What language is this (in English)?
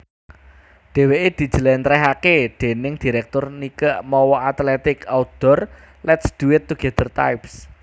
Javanese